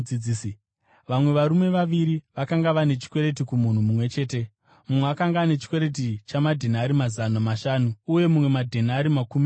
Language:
Shona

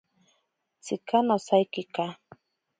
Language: Ashéninka Perené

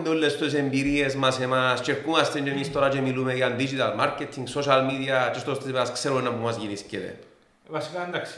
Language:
Greek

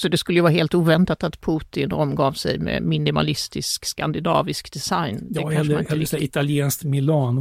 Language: Swedish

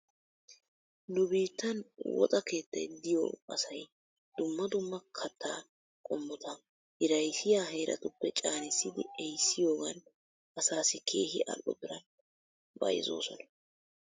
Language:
Wolaytta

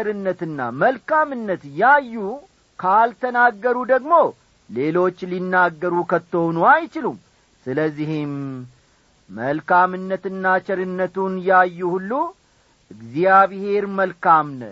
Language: Amharic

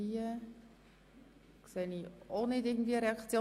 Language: Swiss German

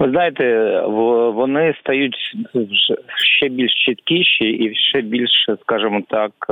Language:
Ukrainian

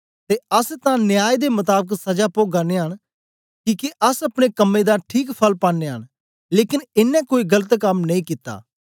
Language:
Dogri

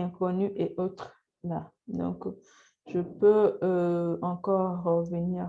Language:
French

